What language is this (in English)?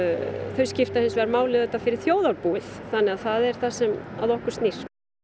Icelandic